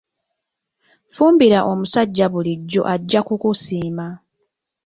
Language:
Ganda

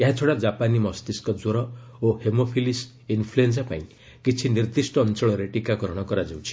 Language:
Odia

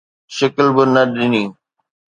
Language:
Sindhi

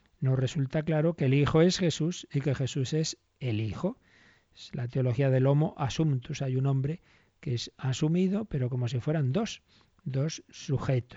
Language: Spanish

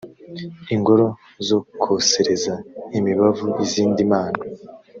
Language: Kinyarwanda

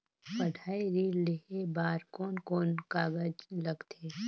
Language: Chhattisgarhi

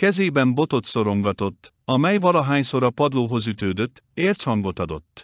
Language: Hungarian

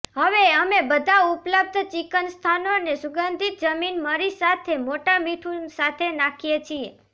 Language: Gujarati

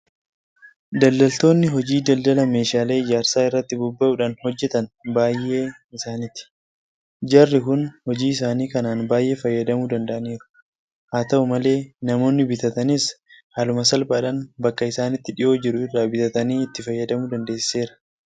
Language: Oromo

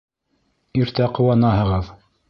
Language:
Bashkir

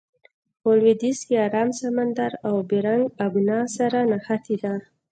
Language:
Pashto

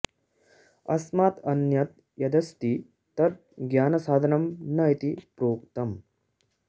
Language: Sanskrit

